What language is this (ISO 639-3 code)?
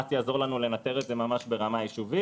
heb